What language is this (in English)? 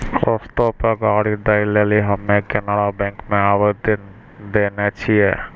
Maithili